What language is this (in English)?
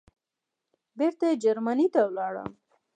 Pashto